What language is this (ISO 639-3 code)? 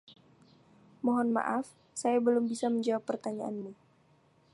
ind